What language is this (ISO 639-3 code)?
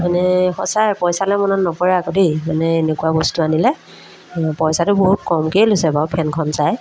asm